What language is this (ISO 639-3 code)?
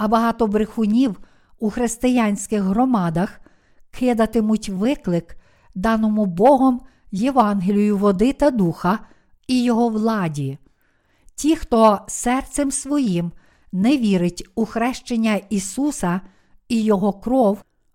ukr